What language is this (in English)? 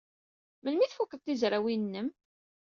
Kabyle